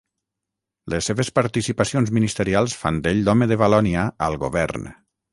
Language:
Catalan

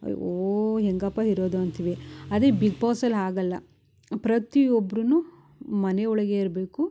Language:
Kannada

